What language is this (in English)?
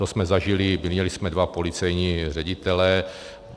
Czech